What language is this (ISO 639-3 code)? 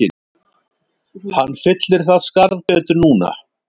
isl